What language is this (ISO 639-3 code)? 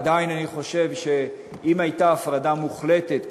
heb